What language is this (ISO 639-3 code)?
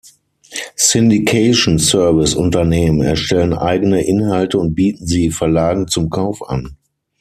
deu